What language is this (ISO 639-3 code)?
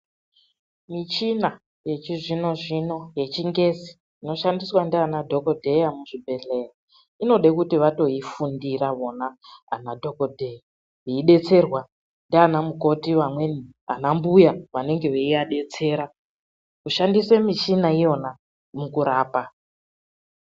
ndc